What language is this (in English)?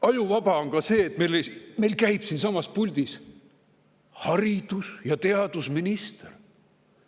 Estonian